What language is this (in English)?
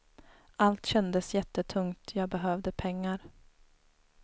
Swedish